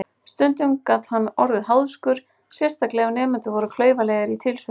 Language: Icelandic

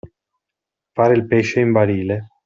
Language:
Italian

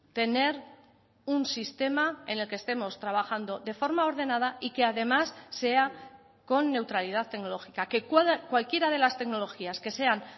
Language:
Spanish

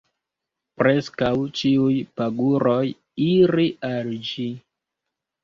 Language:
Esperanto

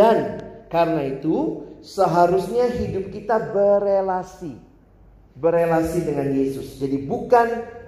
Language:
Indonesian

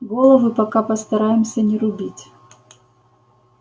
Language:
Russian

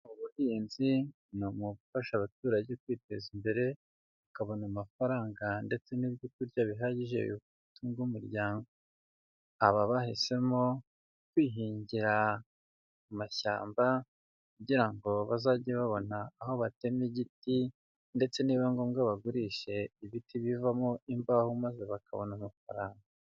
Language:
Kinyarwanda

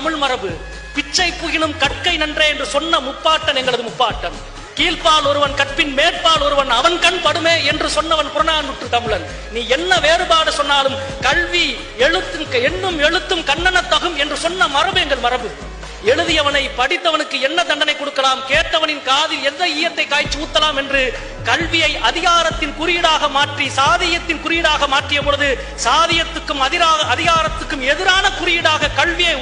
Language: Tamil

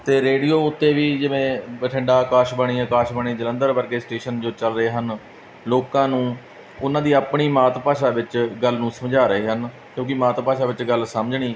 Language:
Punjabi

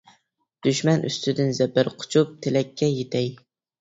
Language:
Uyghur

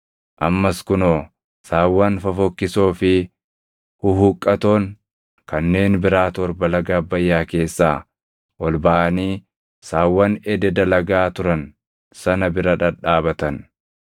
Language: Oromo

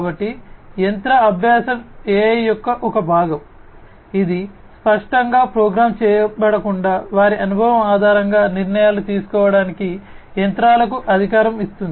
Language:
Telugu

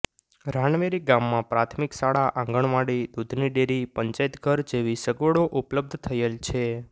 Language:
Gujarati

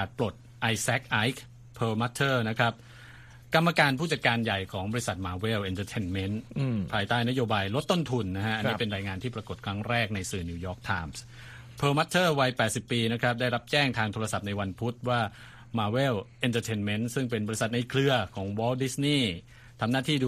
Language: Thai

